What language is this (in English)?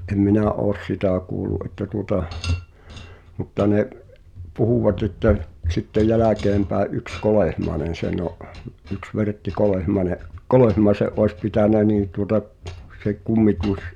Finnish